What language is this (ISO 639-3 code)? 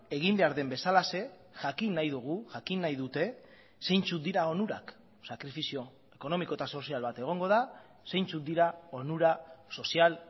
eus